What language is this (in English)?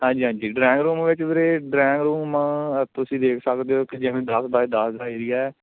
Punjabi